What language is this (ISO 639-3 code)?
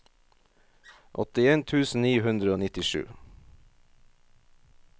nor